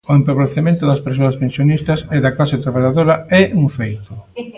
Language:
Galician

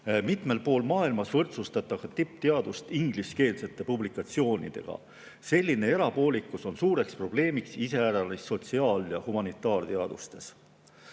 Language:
Estonian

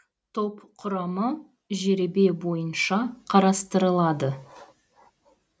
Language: Kazakh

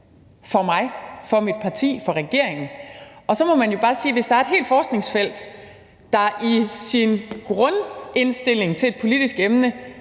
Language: Danish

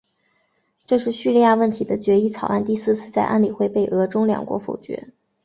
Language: Chinese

